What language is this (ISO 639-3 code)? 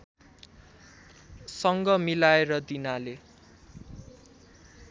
nep